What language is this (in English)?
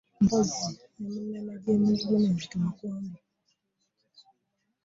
Ganda